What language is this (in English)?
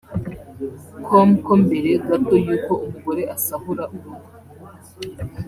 Kinyarwanda